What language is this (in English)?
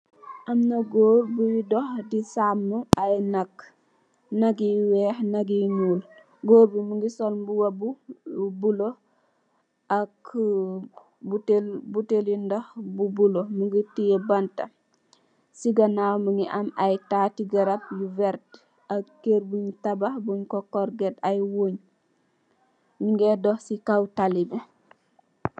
Wolof